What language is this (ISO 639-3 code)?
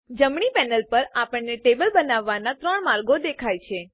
guj